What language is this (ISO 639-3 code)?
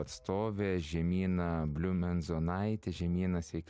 lit